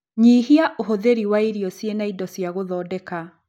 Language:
Kikuyu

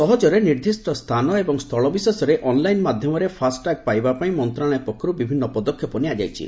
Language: Odia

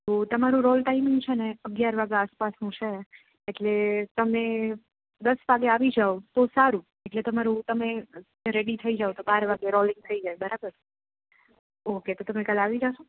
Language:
Gujarati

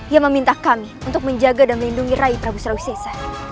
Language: Indonesian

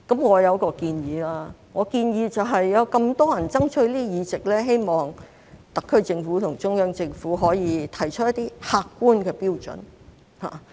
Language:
Cantonese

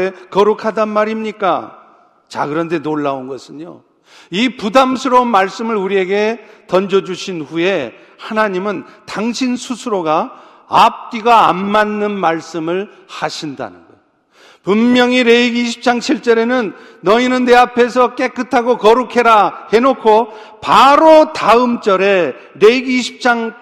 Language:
Korean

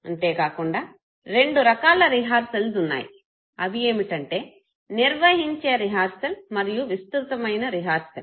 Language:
Telugu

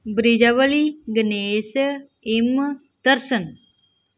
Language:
Punjabi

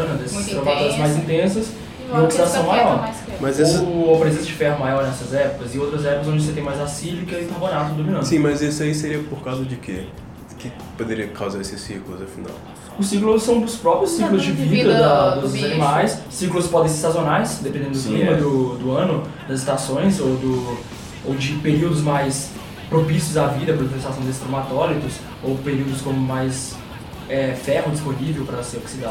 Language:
Portuguese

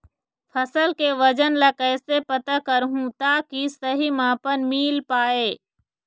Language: Chhattisgarhi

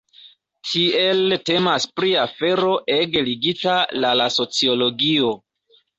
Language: Esperanto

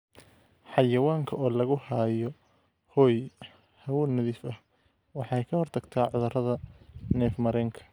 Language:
Somali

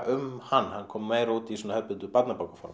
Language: Icelandic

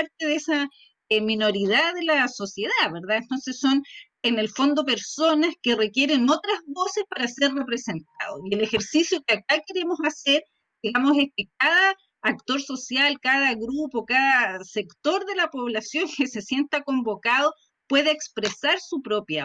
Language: Spanish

